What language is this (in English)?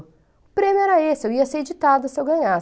Portuguese